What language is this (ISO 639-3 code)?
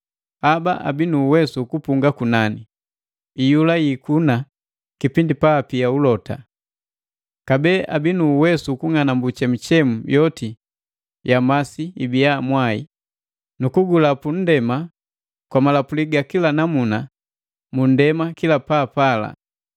mgv